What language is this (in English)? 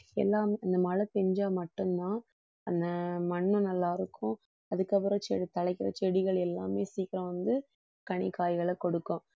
Tamil